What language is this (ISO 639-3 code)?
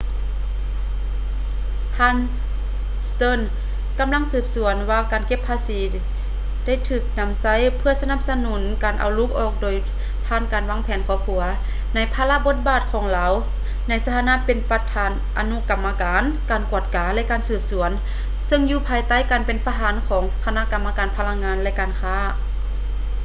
lao